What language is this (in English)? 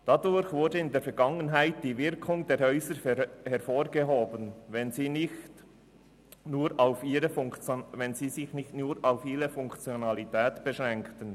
Swiss German